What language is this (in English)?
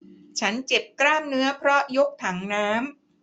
Thai